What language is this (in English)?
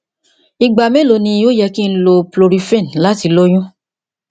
Yoruba